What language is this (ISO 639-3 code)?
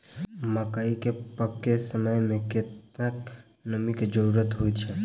mai